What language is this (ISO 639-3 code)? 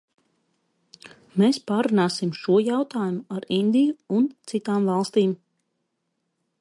lav